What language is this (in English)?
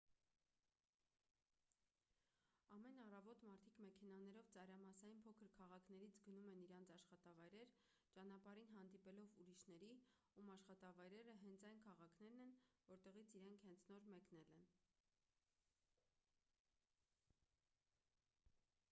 Armenian